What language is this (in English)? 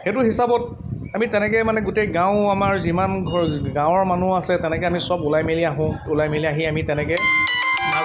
Assamese